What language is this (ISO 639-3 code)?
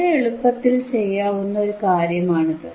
mal